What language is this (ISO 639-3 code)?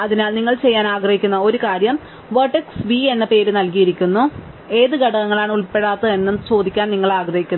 mal